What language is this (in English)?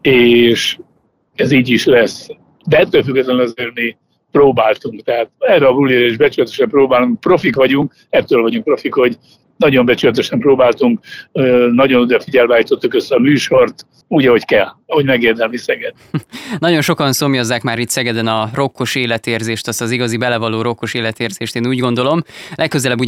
Hungarian